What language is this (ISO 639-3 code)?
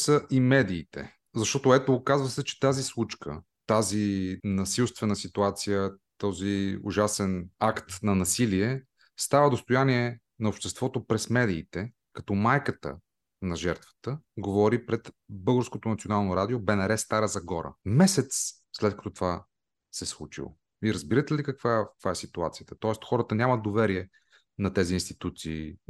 bul